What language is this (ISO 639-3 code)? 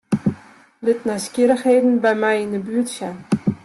fry